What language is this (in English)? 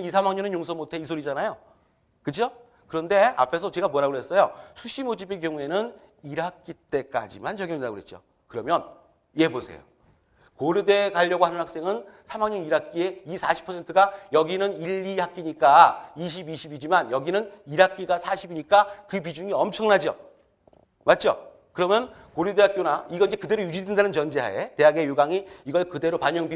Korean